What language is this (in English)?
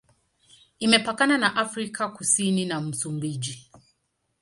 Swahili